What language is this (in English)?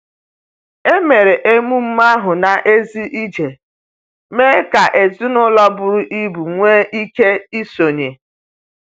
Igbo